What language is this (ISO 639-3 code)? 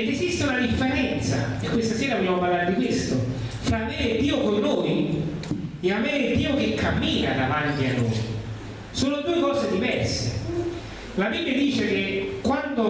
ita